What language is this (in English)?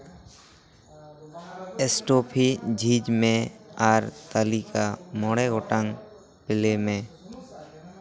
Santali